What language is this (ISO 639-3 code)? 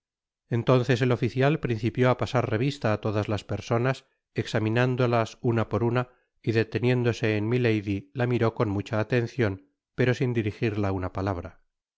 spa